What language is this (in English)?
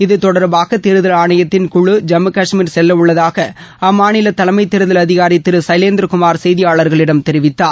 Tamil